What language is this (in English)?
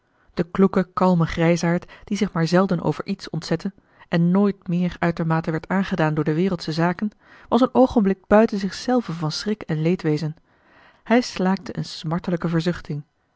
Dutch